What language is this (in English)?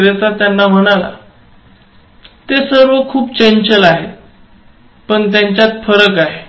Marathi